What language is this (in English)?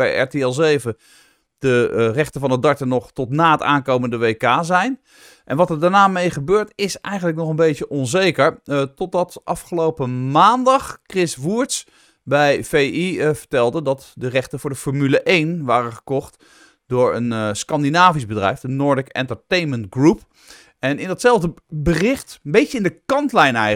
Dutch